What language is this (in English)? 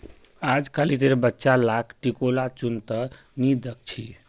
Magahi